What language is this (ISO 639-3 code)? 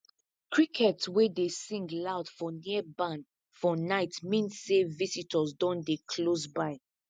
pcm